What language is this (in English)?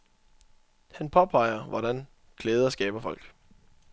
Danish